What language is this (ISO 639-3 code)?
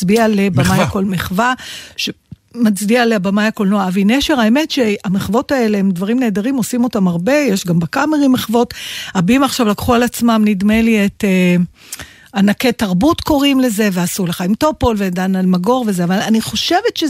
heb